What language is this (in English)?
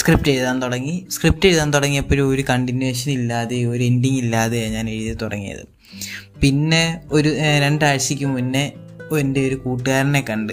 Malayalam